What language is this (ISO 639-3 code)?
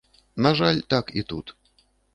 bel